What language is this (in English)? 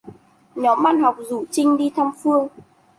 Vietnamese